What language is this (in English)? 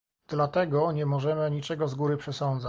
Polish